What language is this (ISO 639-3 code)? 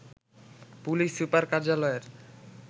ben